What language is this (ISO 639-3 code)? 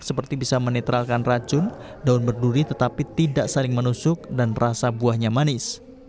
ind